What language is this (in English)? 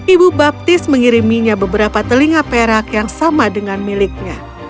Indonesian